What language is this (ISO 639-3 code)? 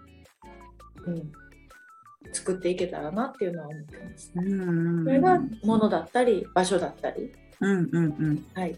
jpn